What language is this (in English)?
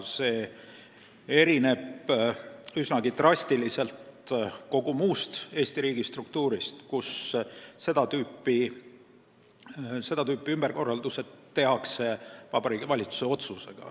Estonian